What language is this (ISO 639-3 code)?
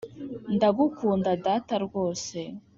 kin